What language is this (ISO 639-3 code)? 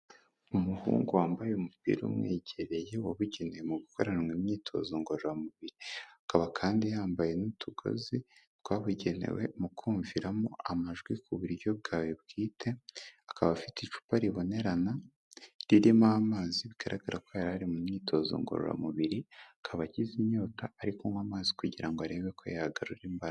kin